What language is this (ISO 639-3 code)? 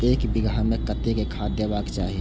mai